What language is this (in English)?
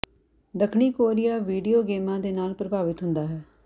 Punjabi